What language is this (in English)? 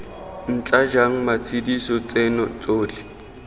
Tswana